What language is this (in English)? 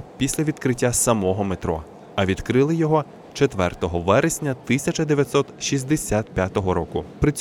Ukrainian